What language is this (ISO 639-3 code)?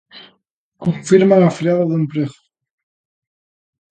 glg